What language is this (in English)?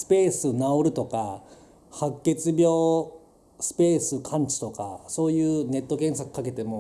Japanese